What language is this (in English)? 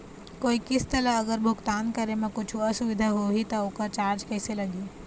Chhattisgarhi